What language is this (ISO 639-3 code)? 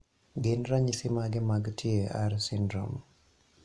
luo